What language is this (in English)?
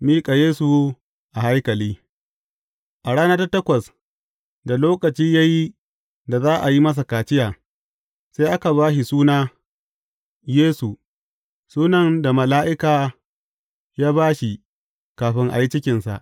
Hausa